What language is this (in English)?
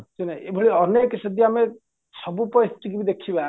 Odia